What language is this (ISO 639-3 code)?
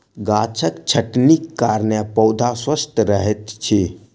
mai